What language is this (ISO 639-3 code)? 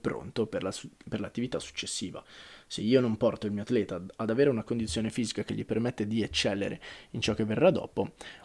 ita